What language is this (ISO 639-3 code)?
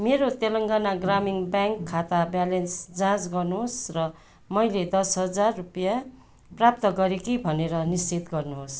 nep